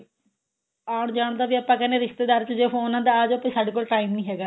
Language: Punjabi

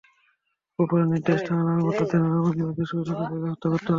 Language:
Bangla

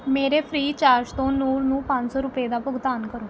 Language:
Punjabi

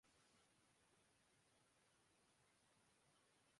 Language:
Urdu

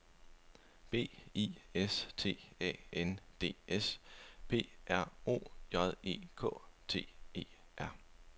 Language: Danish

